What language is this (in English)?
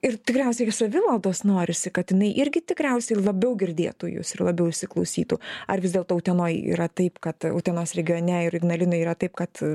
Lithuanian